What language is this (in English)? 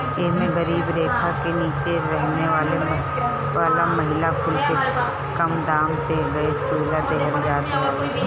Bhojpuri